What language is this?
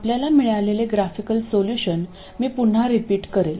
Marathi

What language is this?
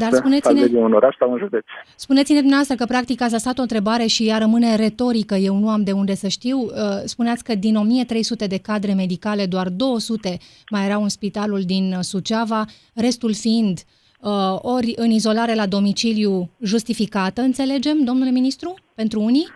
Romanian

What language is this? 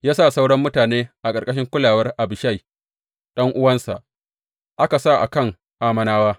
Hausa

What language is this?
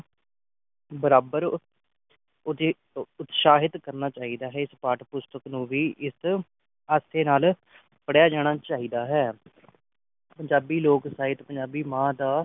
Punjabi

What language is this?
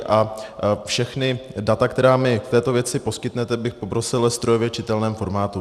Czech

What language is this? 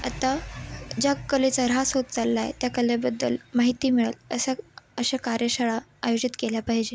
Marathi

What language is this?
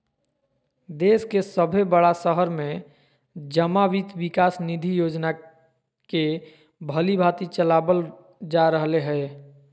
Magahi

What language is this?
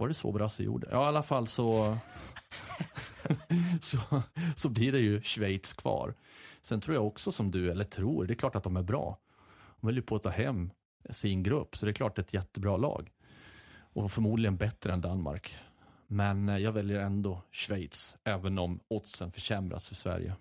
Swedish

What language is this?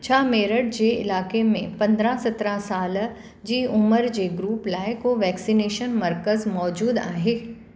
Sindhi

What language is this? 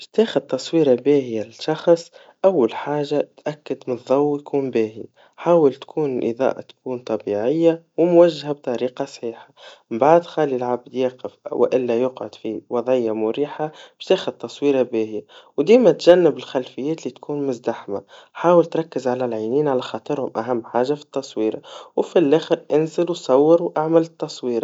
Tunisian Arabic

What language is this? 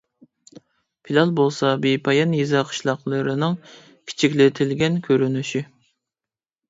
Uyghur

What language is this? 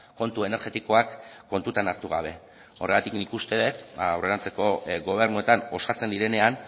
Basque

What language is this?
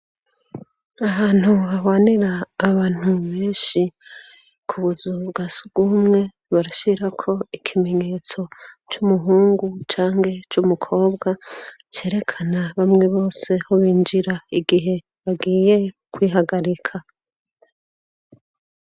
Rundi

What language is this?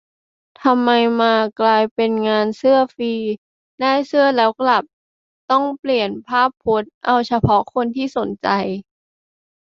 Thai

